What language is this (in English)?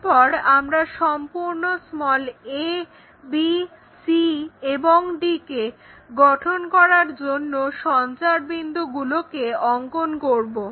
Bangla